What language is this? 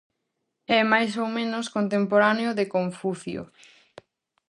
Galician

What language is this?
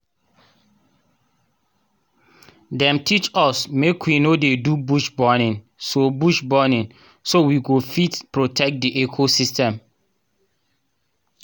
Nigerian Pidgin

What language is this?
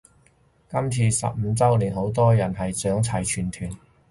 Cantonese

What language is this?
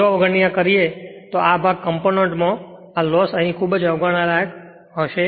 Gujarati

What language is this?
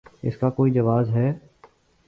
Urdu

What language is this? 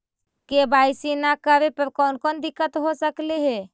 Magahi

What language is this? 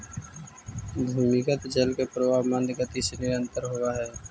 Magahi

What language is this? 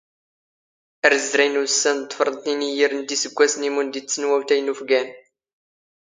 Standard Moroccan Tamazight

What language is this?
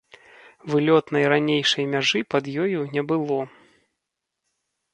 Belarusian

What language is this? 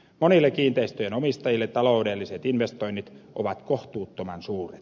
Finnish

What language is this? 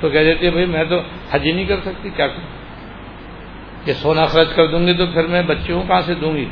Urdu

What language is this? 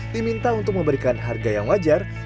Indonesian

